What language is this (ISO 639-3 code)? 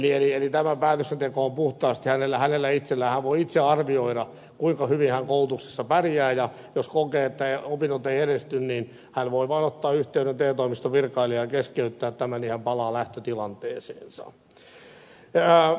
fin